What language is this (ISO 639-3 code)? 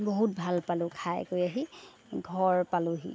asm